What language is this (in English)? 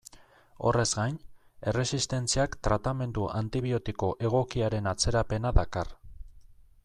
Basque